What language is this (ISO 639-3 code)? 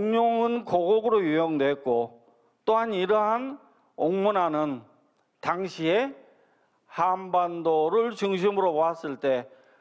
kor